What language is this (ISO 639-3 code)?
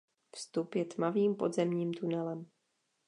ces